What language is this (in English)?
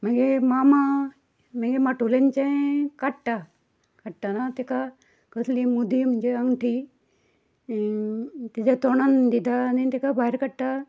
Konkani